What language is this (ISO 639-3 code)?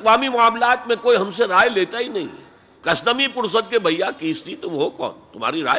urd